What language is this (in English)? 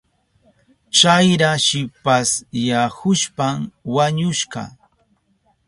Southern Pastaza Quechua